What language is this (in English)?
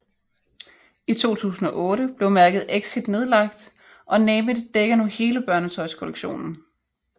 Danish